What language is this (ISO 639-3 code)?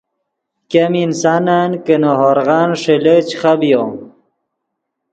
ydg